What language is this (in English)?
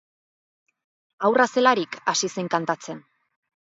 Basque